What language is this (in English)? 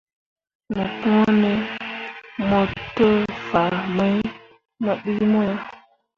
Mundang